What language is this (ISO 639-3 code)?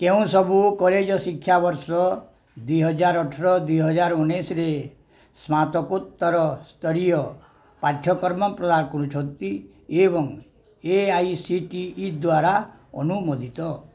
ori